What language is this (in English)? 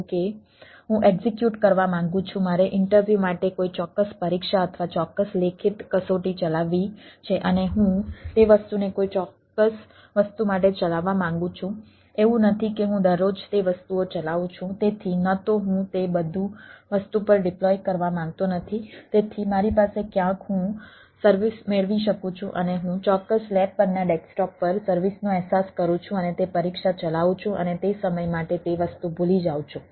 Gujarati